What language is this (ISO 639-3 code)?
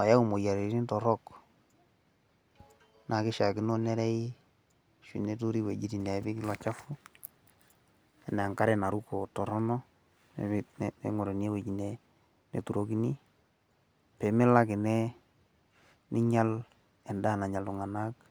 mas